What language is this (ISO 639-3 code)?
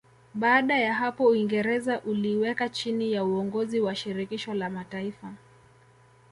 swa